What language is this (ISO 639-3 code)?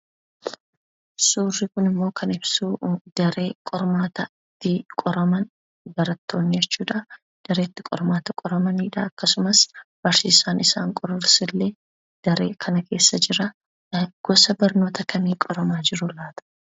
orm